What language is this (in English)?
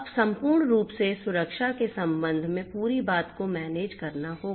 Hindi